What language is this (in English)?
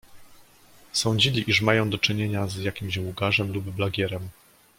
Polish